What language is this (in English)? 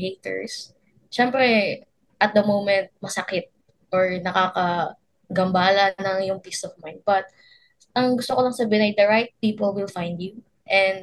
Filipino